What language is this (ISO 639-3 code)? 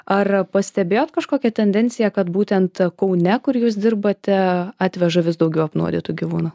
lit